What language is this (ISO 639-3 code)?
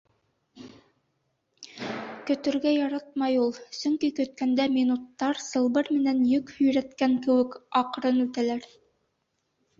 bak